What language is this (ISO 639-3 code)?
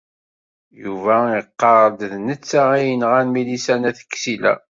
kab